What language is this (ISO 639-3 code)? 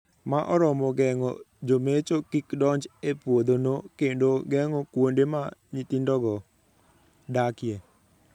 luo